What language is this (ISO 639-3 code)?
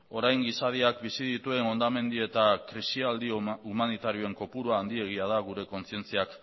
eus